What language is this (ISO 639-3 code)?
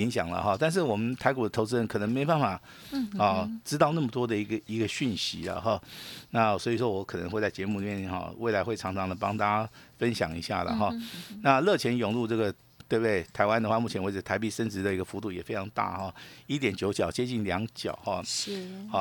zho